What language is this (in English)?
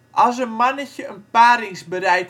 Dutch